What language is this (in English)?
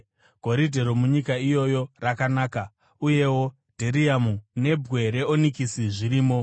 Shona